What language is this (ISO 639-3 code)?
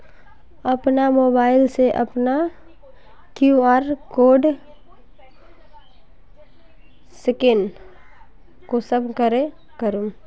mag